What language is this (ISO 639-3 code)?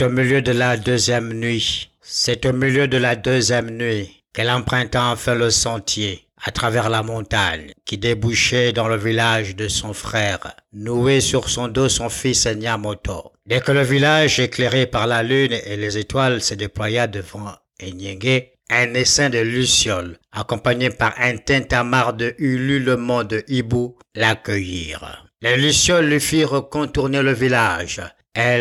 fra